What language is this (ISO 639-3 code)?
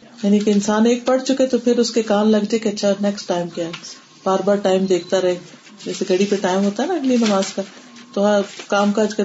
urd